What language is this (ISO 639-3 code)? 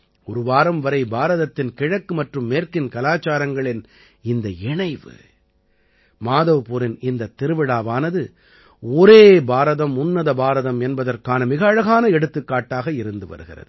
tam